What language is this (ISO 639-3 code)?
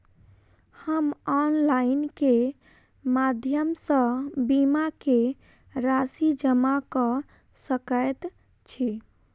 mai